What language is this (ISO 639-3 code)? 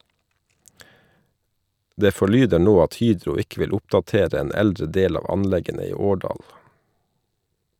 nor